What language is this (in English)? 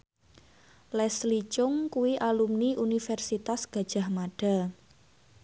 Javanese